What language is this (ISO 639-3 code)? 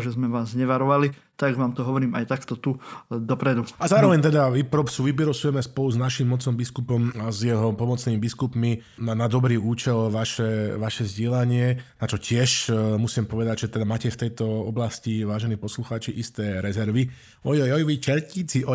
slk